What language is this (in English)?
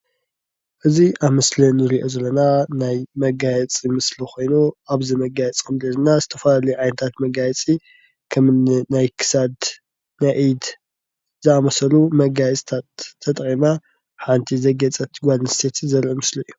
Tigrinya